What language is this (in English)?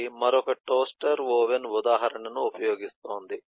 Telugu